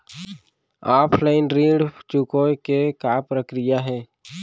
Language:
Chhattisgarhi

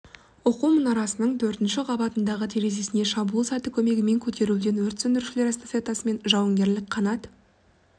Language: Kazakh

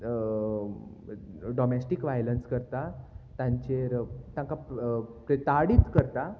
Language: Konkani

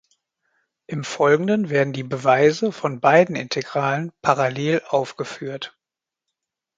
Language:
German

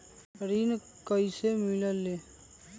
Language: Magahi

